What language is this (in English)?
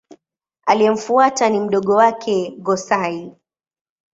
Swahili